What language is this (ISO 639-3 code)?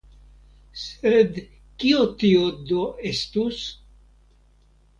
epo